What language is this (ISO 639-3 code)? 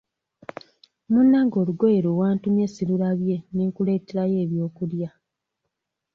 lug